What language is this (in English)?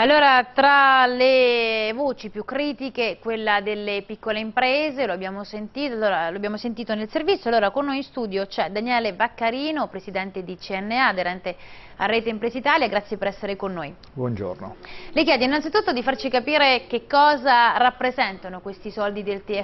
Italian